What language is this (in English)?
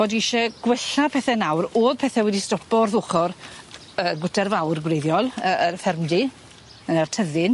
Welsh